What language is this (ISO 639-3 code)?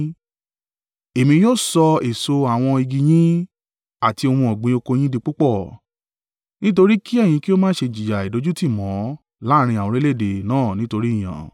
yor